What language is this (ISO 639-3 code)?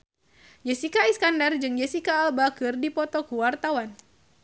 sun